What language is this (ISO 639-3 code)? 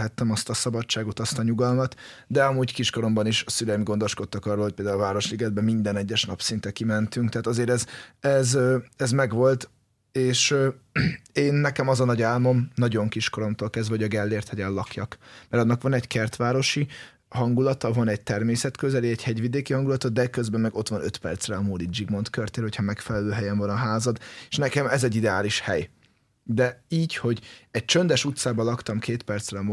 hun